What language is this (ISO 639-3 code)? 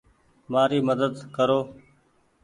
gig